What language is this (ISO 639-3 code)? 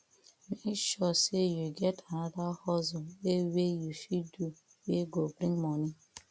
pcm